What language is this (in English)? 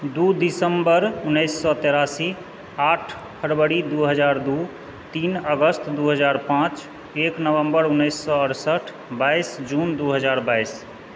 Maithili